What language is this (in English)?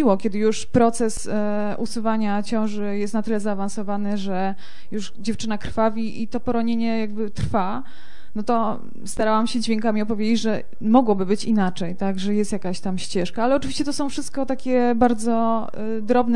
Polish